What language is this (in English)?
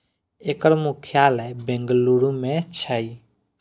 Maithili